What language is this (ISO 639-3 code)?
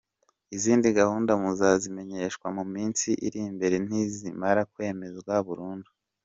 kin